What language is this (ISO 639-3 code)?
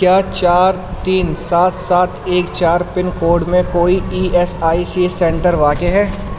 urd